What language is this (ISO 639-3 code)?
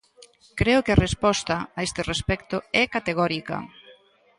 glg